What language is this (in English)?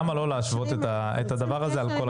Hebrew